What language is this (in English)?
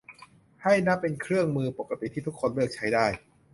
Thai